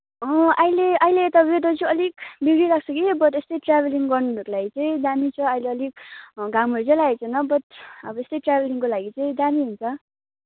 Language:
Nepali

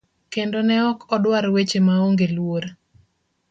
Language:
Luo (Kenya and Tanzania)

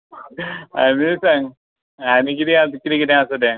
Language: Konkani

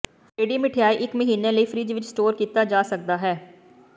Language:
Punjabi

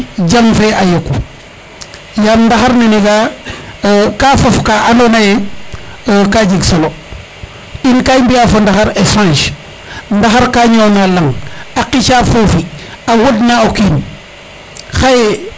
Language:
Serer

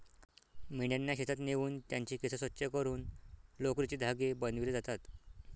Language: Marathi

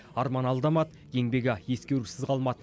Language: Kazakh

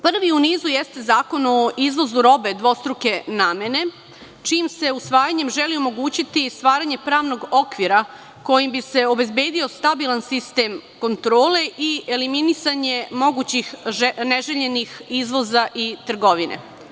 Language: Serbian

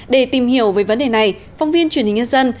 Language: Vietnamese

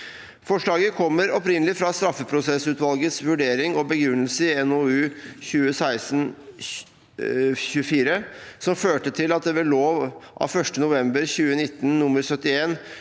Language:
Norwegian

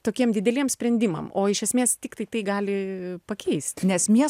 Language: Lithuanian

